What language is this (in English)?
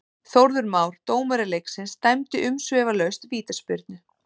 Icelandic